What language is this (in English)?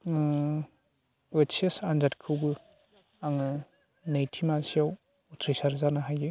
Bodo